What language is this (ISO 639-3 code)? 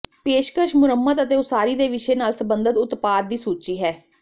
pan